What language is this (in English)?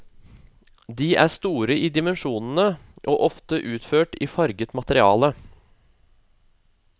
Norwegian